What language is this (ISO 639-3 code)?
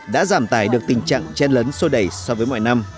vie